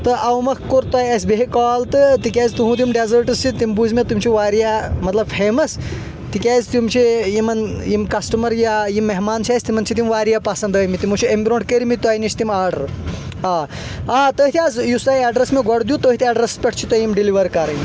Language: Kashmiri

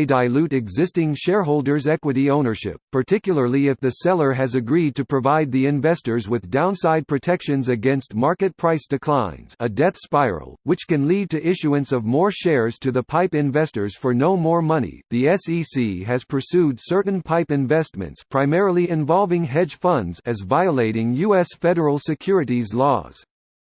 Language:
English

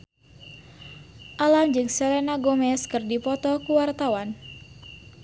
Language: Sundanese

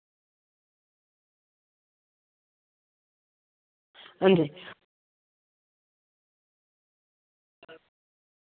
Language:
Dogri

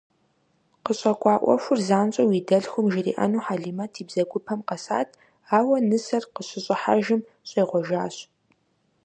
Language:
Kabardian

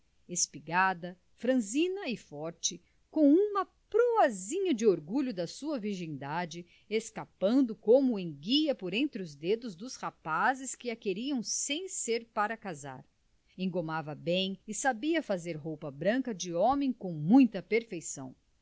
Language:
Portuguese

